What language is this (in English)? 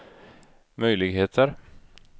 Swedish